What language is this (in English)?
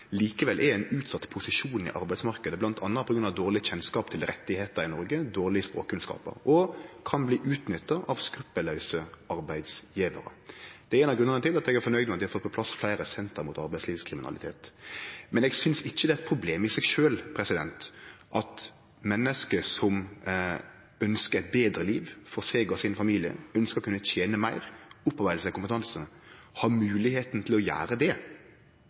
Norwegian Nynorsk